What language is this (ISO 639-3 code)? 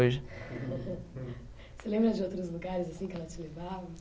por